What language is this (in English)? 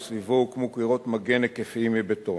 Hebrew